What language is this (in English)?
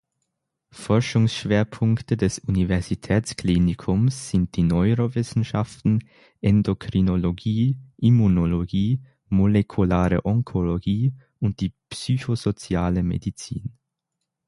German